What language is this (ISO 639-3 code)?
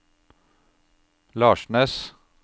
nor